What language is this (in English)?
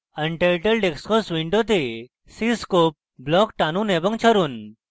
Bangla